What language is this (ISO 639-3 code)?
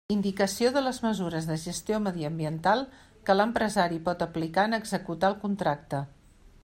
cat